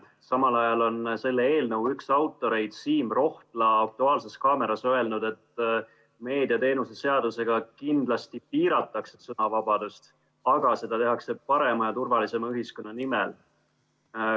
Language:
Estonian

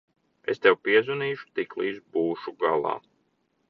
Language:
Latvian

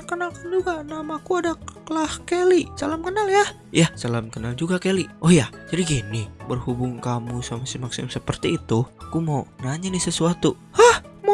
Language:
Indonesian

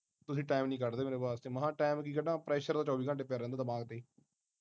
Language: Punjabi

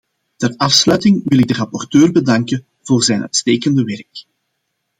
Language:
Dutch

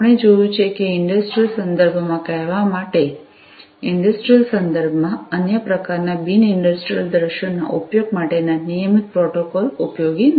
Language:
Gujarati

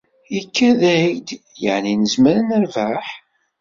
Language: Kabyle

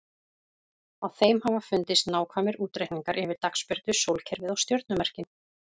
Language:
Icelandic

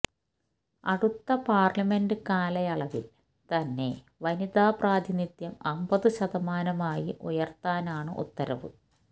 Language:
Malayalam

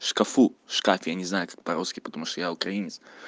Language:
Russian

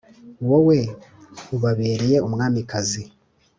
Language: Kinyarwanda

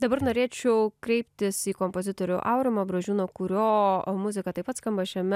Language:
Lithuanian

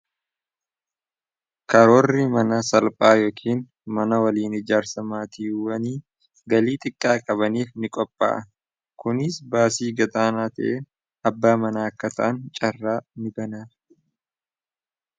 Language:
Oromo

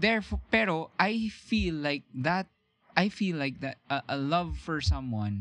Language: Filipino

